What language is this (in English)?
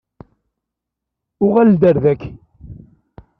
Kabyle